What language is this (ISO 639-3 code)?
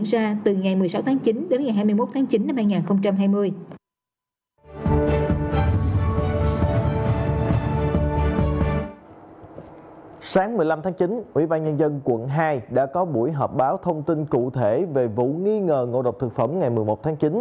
vie